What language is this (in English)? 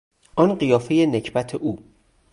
Persian